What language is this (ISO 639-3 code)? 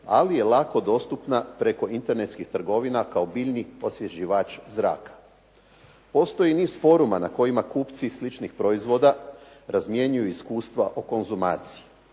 hrv